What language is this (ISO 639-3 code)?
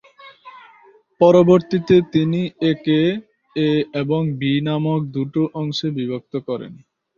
ben